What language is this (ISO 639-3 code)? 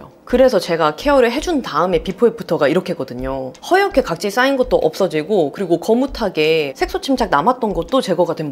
kor